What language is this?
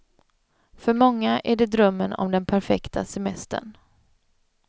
Swedish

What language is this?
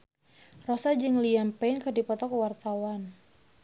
Sundanese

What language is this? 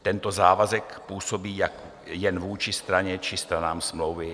Czech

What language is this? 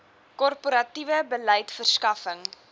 Afrikaans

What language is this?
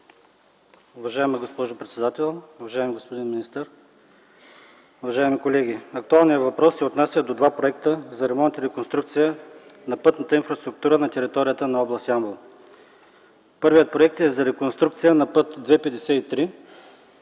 Bulgarian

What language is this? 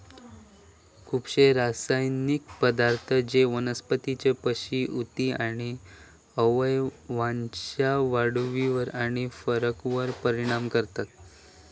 Marathi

